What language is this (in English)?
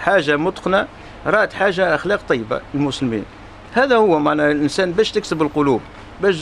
Arabic